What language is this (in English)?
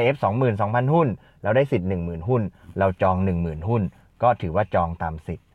Thai